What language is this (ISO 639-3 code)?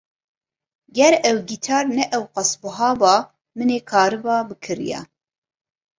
kur